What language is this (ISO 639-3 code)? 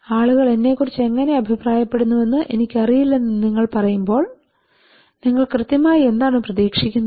mal